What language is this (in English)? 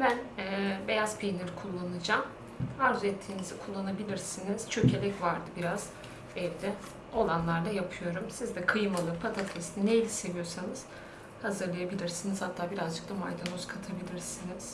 Turkish